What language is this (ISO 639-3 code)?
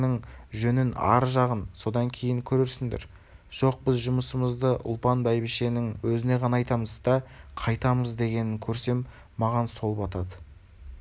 kaz